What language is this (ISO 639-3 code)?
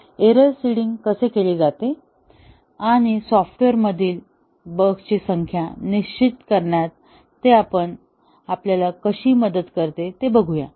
mar